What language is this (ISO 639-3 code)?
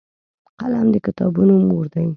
pus